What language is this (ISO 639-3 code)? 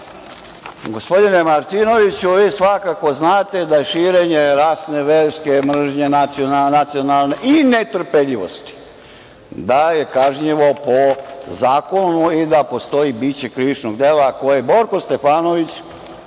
srp